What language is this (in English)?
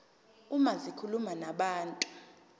Zulu